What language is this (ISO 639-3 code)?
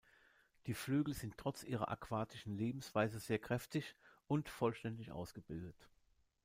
deu